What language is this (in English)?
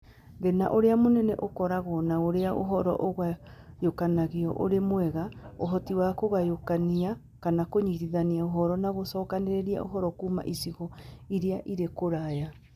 Kikuyu